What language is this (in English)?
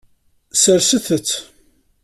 Kabyle